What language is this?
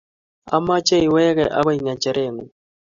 Kalenjin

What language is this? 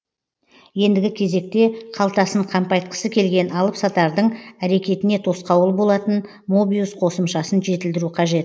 Kazakh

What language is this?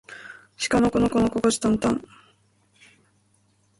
Japanese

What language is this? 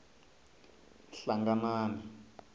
Tsonga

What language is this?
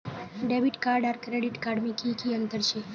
Magahi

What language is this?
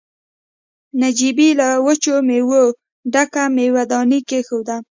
Pashto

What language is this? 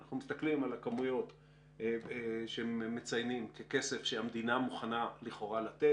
Hebrew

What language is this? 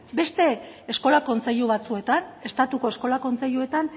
Basque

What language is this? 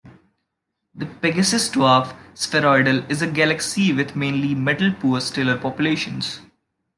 English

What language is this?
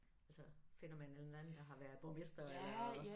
Danish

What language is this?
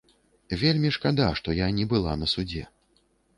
Belarusian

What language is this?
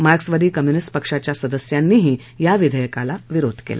Marathi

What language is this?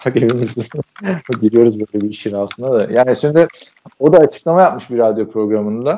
Turkish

